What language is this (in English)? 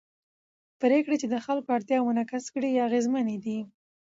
Pashto